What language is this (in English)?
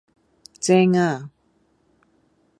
Cantonese